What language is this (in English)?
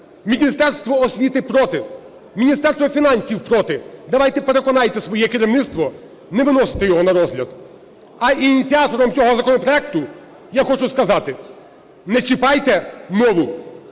Ukrainian